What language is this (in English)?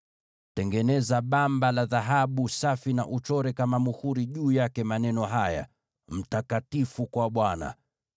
Swahili